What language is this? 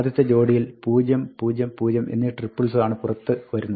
Malayalam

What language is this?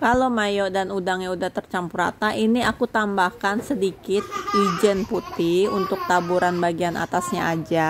Indonesian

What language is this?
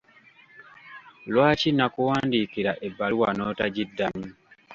Ganda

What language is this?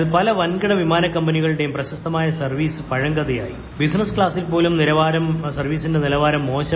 Malayalam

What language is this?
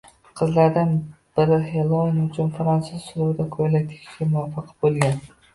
Uzbek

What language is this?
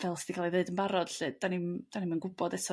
Welsh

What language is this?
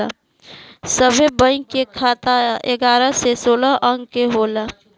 Bhojpuri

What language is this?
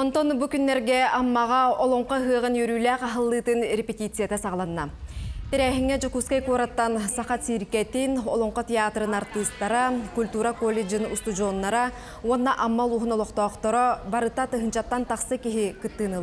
Russian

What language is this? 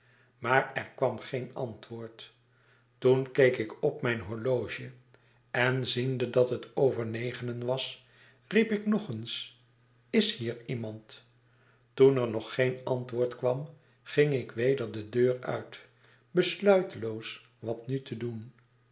Dutch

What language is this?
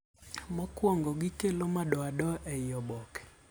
Luo (Kenya and Tanzania)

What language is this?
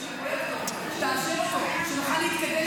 Hebrew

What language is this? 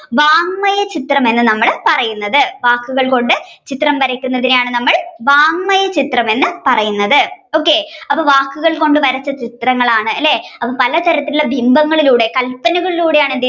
Malayalam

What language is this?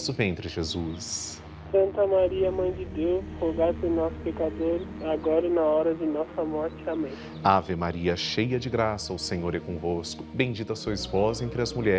Portuguese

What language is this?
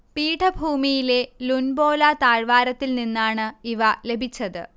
Malayalam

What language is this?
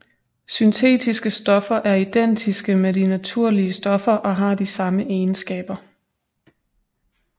Danish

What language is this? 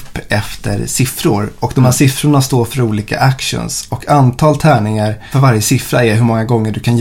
Swedish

